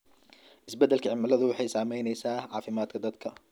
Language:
Somali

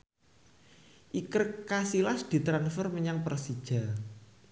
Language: Javanese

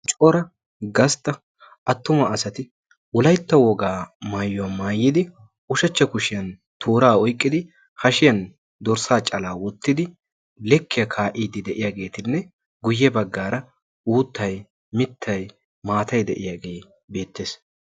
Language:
Wolaytta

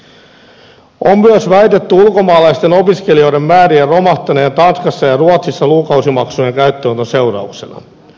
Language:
Finnish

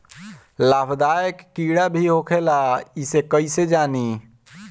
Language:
Bhojpuri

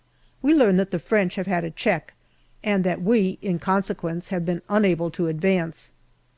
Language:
English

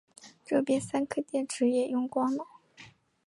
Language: Chinese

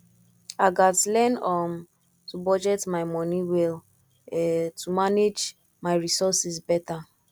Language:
Nigerian Pidgin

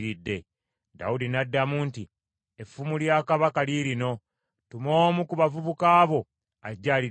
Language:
Ganda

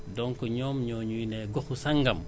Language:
Wolof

